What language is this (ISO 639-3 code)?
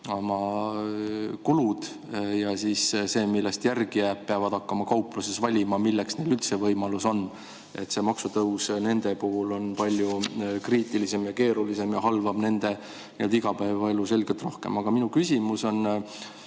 est